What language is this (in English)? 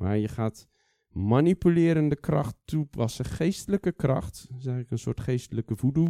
Dutch